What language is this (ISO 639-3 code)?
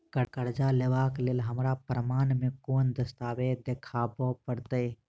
mai